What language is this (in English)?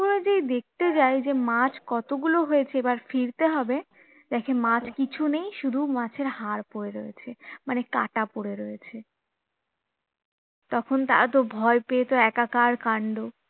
Bangla